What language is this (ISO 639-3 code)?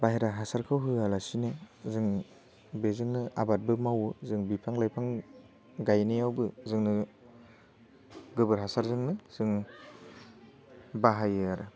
brx